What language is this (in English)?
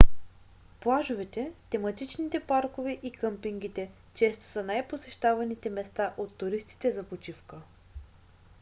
Bulgarian